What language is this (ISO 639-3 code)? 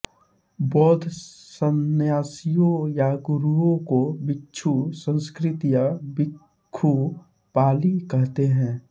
hin